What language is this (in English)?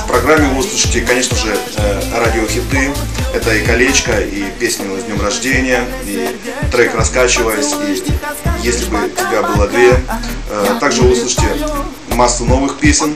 Russian